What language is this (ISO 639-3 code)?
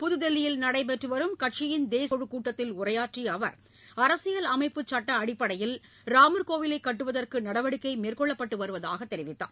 tam